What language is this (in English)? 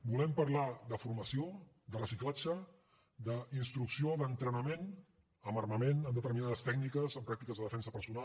Catalan